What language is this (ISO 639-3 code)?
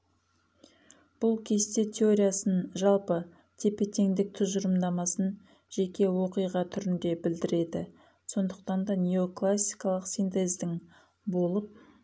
kaz